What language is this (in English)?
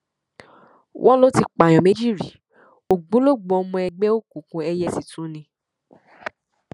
Yoruba